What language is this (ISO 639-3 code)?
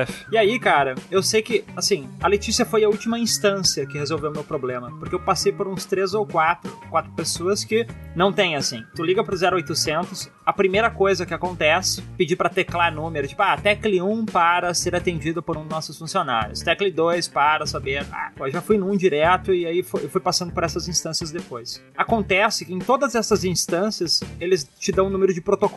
por